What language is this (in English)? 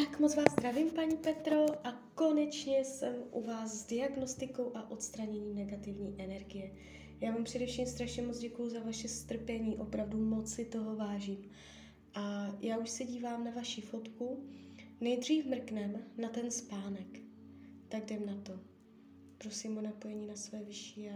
Czech